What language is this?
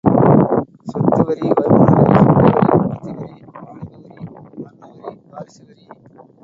Tamil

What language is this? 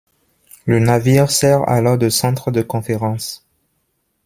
French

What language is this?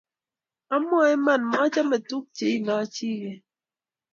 Kalenjin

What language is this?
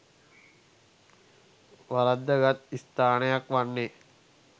Sinhala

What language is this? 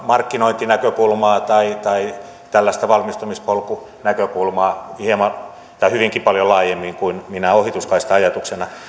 Finnish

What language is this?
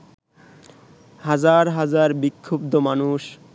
Bangla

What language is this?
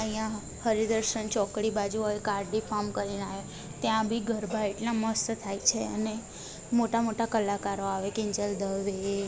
Gujarati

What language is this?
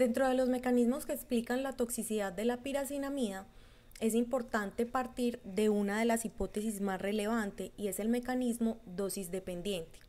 Spanish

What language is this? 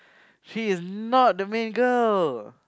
English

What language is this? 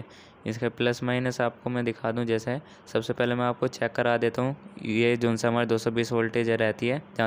Hindi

